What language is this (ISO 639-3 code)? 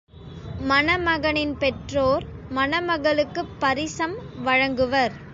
tam